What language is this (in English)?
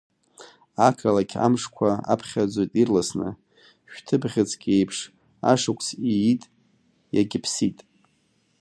Abkhazian